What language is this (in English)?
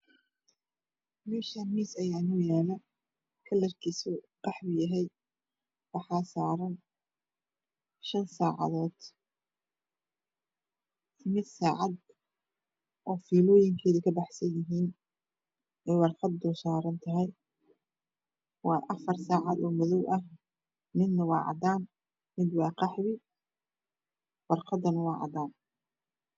Somali